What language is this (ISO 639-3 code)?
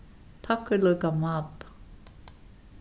fao